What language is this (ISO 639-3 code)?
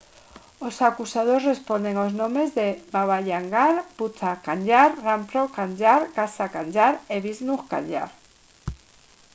glg